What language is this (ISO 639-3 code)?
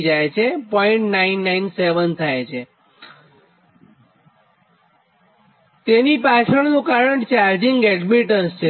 guj